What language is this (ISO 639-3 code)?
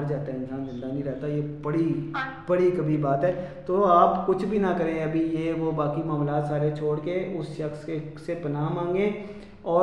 urd